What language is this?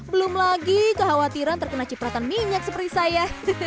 Indonesian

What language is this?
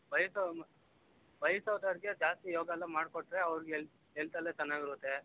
Kannada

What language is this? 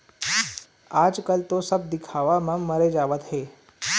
Chhattisgarhi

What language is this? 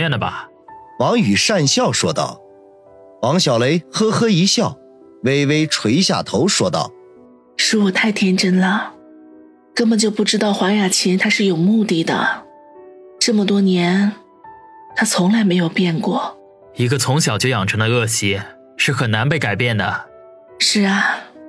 Chinese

